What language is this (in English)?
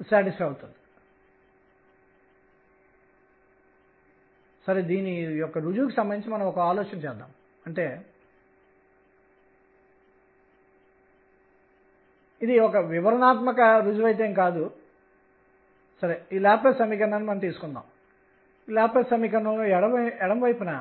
Telugu